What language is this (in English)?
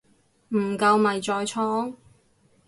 Cantonese